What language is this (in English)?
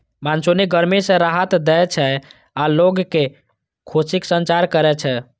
Maithili